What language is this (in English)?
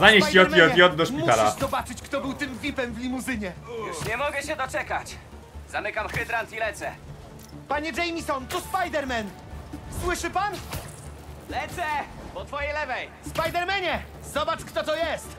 Polish